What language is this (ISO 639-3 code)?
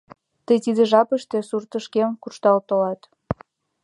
chm